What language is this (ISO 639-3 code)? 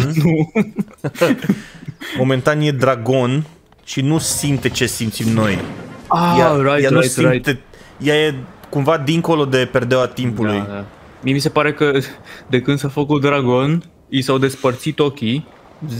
ron